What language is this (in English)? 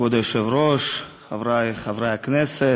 Hebrew